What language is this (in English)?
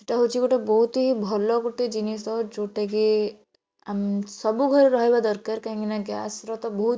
Odia